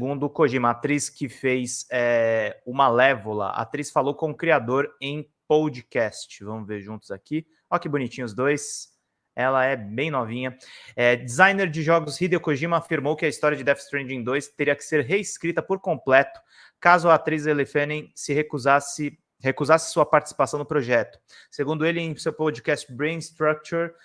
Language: Portuguese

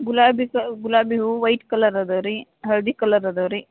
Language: Kannada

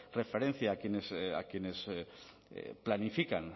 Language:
Spanish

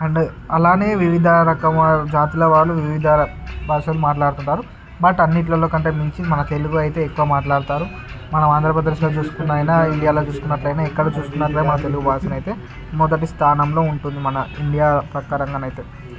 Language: Telugu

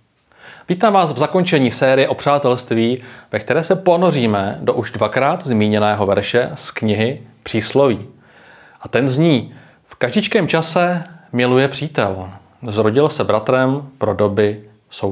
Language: Czech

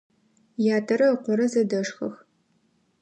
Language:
Adyghe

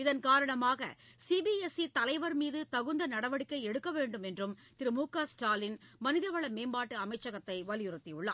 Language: Tamil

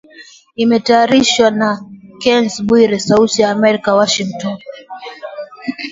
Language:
Swahili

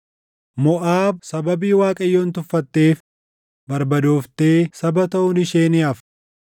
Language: Oromo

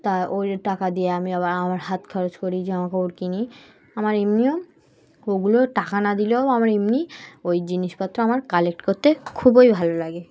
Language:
Bangla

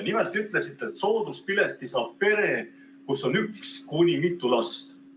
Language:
Estonian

